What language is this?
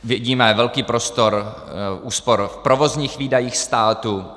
Czech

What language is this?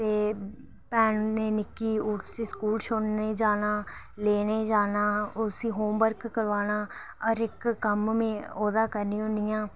Dogri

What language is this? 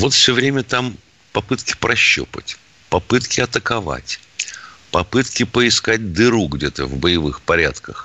Russian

